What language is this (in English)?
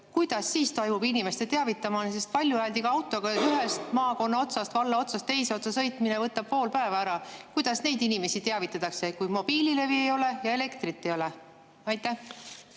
Estonian